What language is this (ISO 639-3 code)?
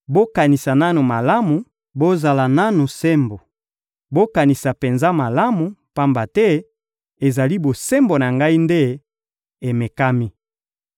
lin